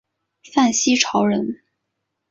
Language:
Chinese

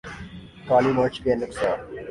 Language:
Urdu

